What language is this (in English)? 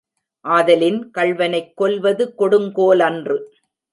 Tamil